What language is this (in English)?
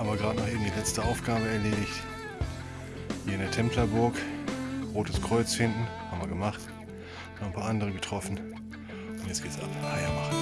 German